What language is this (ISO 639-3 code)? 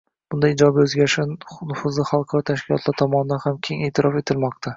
uzb